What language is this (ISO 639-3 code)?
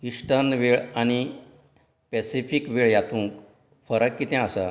kok